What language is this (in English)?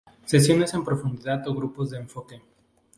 Spanish